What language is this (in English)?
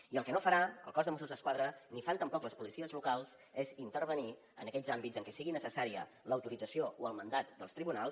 Catalan